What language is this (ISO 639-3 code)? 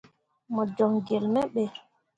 mua